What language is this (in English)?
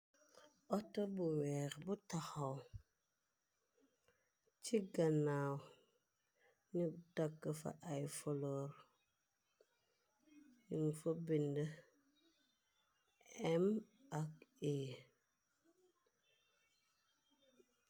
Wolof